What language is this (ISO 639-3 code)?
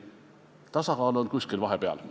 est